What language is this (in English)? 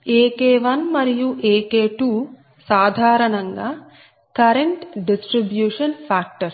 Telugu